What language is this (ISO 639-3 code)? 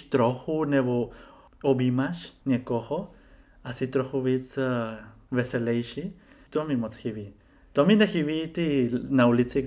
ces